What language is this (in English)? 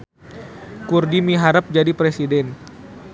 Sundanese